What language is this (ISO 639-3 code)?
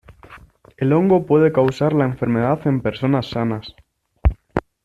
spa